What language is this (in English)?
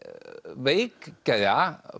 Icelandic